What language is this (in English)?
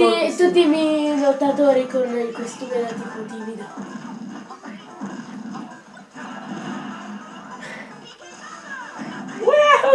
Italian